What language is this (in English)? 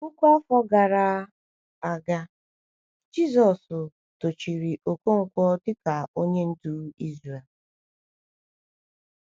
Igbo